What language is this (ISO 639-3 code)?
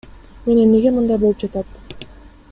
kir